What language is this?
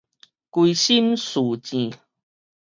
Min Nan Chinese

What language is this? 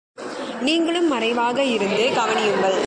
Tamil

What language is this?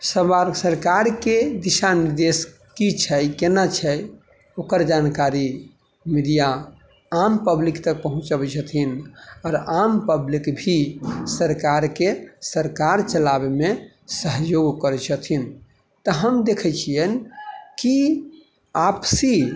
Maithili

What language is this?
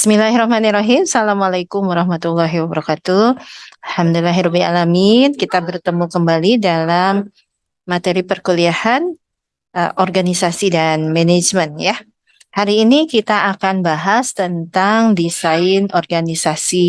Indonesian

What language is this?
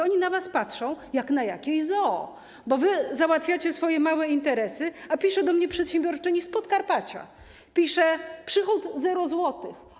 Polish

